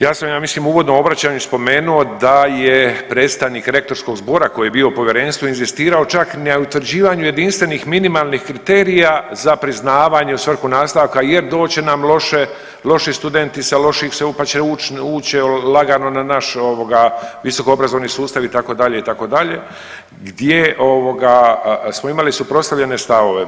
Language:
Croatian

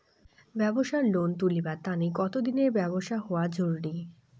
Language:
Bangla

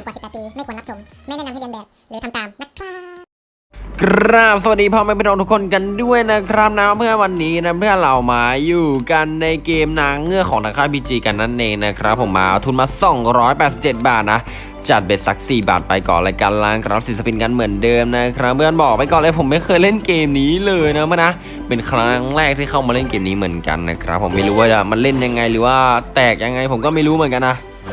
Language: Thai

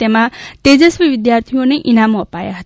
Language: Gujarati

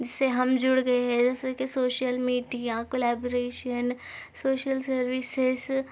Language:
Urdu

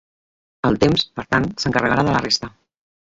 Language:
Catalan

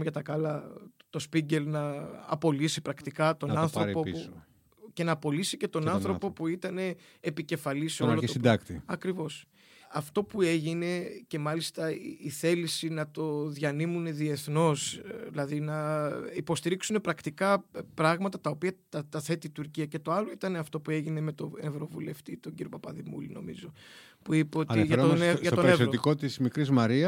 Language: Greek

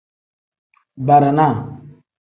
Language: Tem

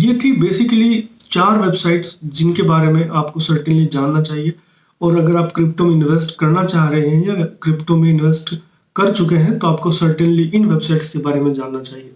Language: Hindi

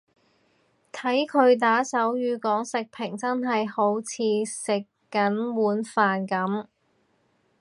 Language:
Cantonese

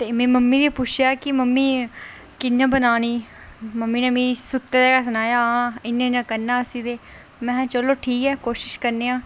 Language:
Dogri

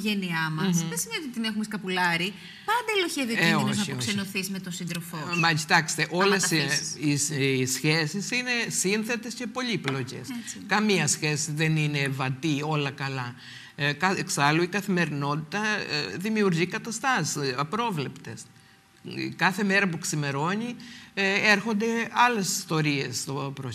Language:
Greek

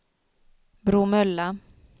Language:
Swedish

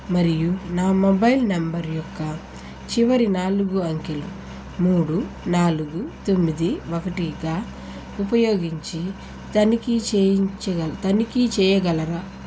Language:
Telugu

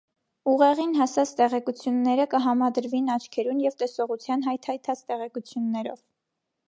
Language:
Armenian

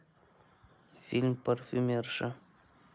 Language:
Russian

